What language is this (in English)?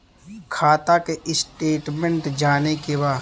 Bhojpuri